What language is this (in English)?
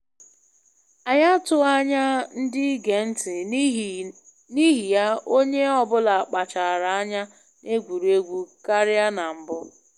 Igbo